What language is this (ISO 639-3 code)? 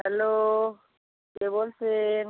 ben